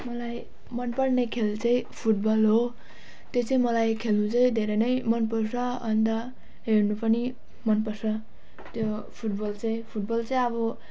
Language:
Nepali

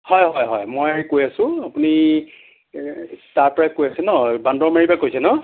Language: Assamese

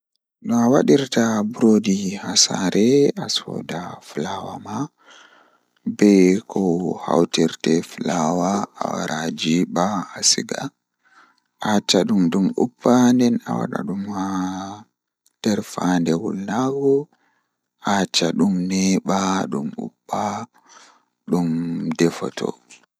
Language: Fula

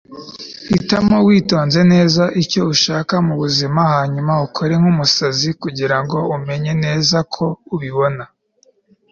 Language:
Kinyarwanda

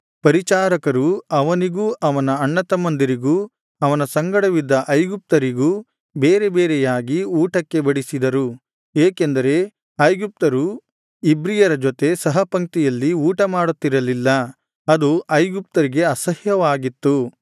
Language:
Kannada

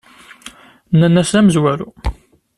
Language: Kabyle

